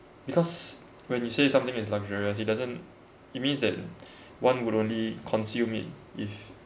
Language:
English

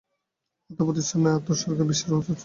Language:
Bangla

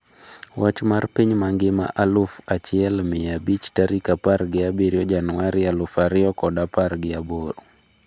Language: Luo (Kenya and Tanzania)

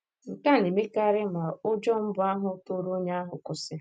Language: Igbo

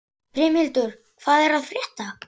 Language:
Icelandic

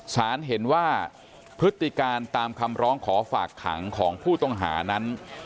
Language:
Thai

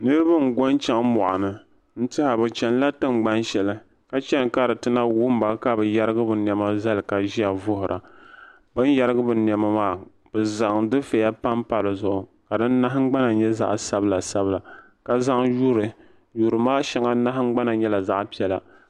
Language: Dagbani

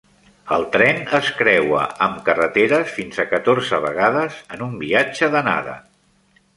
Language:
Catalan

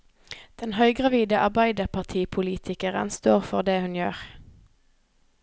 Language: Norwegian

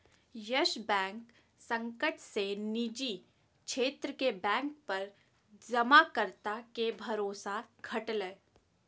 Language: Magahi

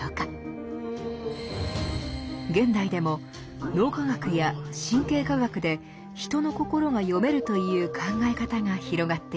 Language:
Japanese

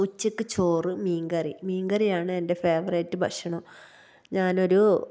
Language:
Malayalam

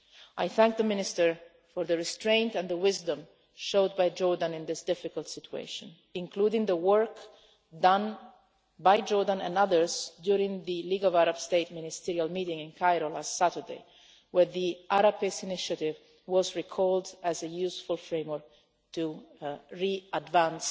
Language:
English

